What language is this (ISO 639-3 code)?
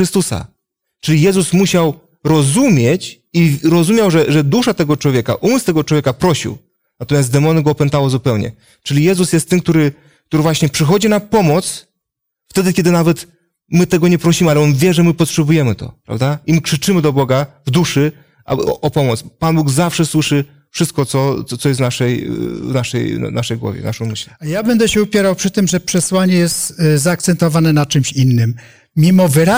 pol